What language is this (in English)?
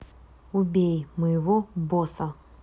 Russian